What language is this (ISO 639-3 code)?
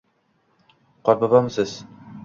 uzb